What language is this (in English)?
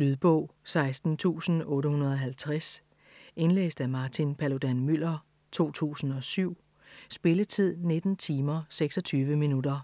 Danish